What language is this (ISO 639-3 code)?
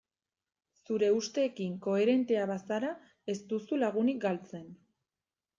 eus